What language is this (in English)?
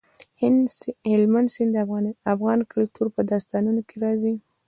Pashto